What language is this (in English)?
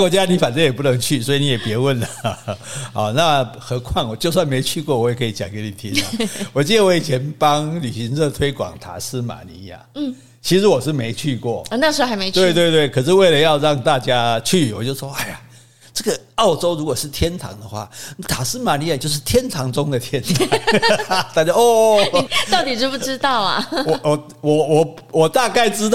Chinese